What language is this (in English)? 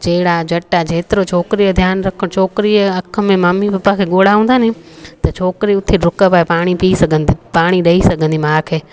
Sindhi